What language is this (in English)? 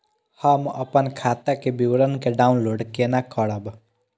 Maithili